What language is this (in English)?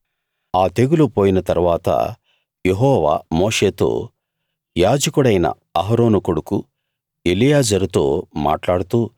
Telugu